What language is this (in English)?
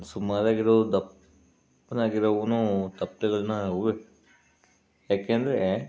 Kannada